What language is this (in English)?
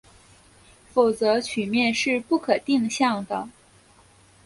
Chinese